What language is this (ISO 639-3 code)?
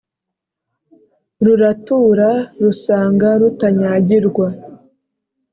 kin